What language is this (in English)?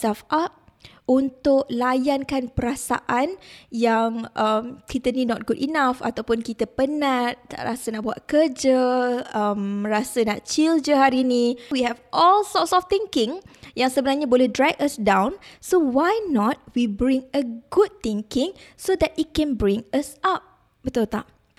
Malay